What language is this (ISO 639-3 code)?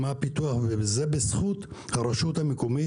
heb